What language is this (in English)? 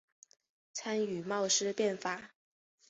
Chinese